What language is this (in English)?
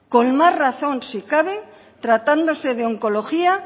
Spanish